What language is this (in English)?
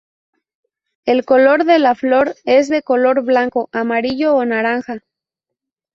Spanish